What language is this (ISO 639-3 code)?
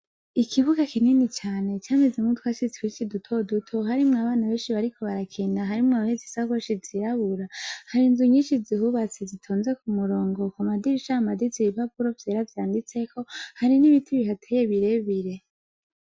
run